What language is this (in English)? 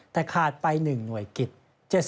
Thai